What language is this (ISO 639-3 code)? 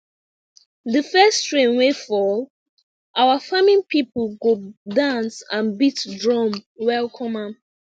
pcm